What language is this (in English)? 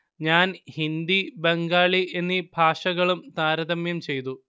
Malayalam